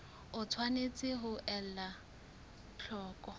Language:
Southern Sotho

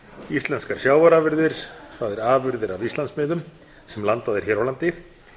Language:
Icelandic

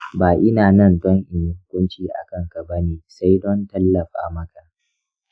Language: Hausa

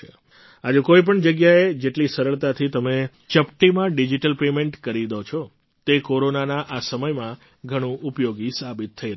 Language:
Gujarati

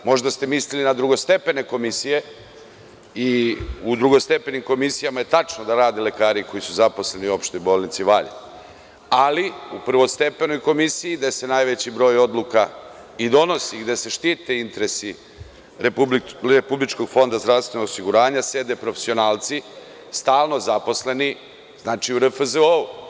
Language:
Serbian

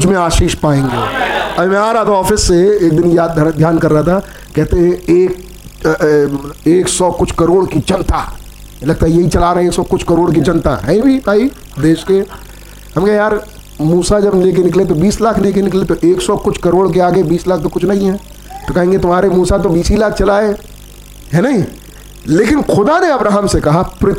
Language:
Hindi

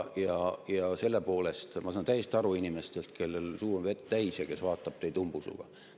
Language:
Estonian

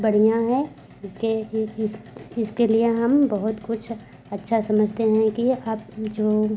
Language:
Hindi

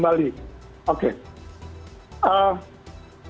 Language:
Indonesian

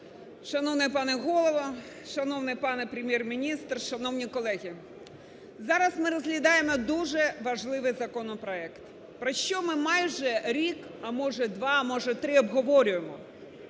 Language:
Ukrainian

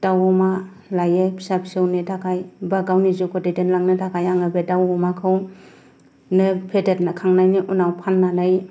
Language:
Bodo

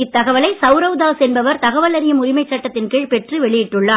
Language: Tamil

